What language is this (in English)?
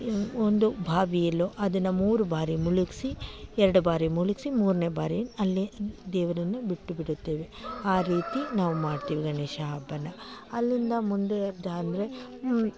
Kannada